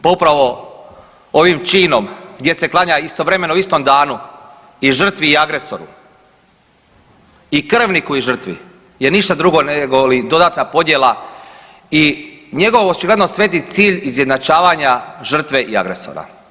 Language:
Croatian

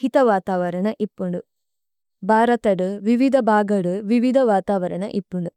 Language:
Tulu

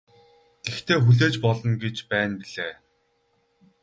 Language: Mongolian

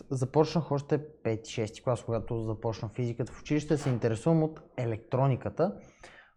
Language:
Bulgarian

